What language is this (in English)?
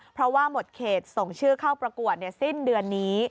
Thai